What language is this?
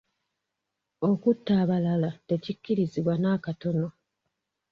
Ganda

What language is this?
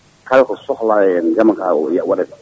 Fula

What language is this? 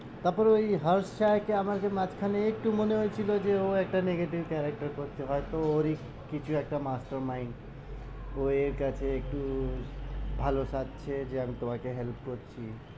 Bangla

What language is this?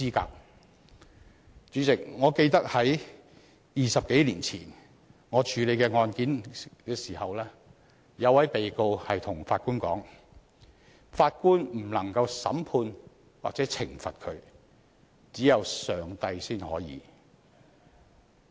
Cantonese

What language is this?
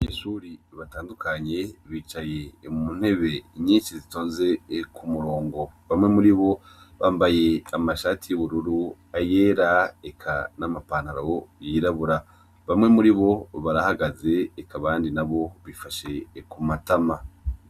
Rundi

